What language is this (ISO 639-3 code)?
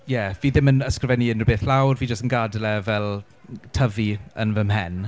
cym